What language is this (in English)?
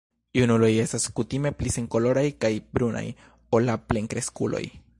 Esperanto